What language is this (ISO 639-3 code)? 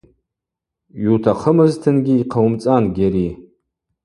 abq